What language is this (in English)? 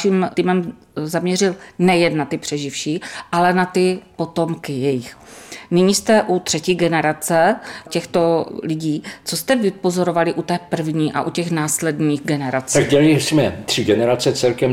Czech